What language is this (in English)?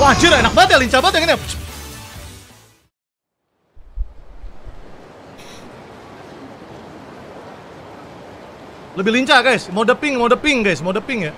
Indonesian